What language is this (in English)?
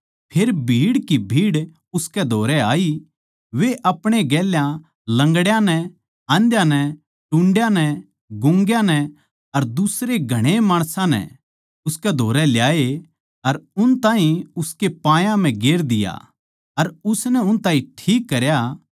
Haryanvi